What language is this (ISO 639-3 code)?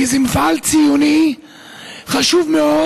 heb